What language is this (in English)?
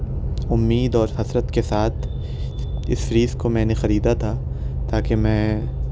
Urdu